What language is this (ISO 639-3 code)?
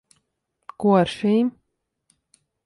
lav